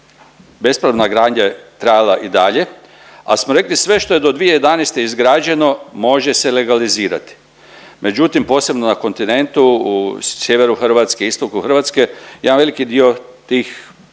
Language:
Croatian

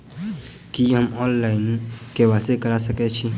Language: Maithili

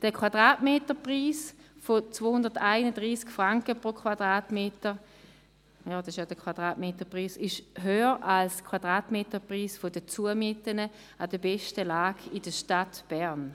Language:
Swiss German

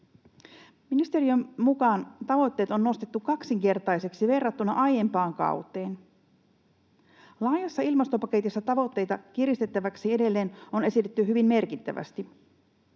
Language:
Finnish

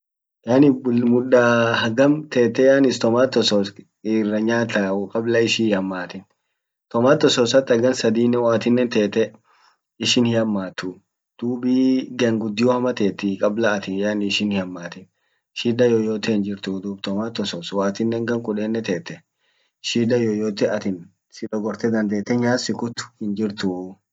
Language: Orma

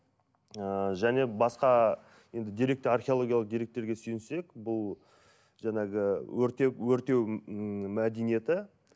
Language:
Kazakh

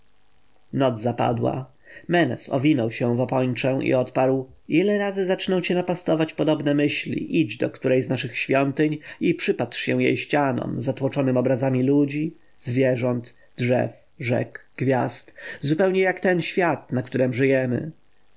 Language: Polish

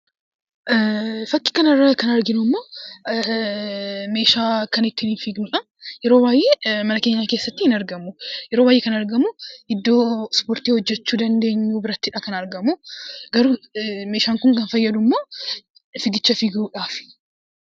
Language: Oromo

